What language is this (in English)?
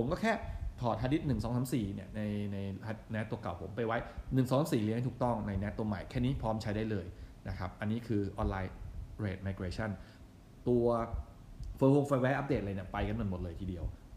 Thai